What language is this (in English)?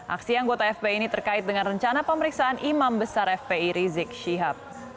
Indonesian